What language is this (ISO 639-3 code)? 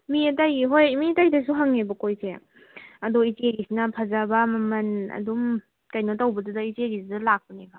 mni